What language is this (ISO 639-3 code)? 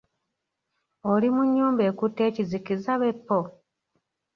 lug